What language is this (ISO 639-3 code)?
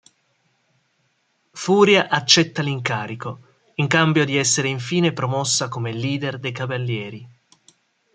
ita